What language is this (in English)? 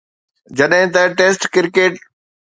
Sindhi